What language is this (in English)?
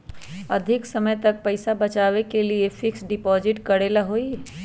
Magahi